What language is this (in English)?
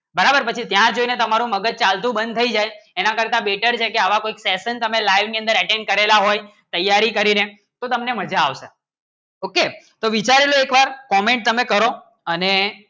Gujarati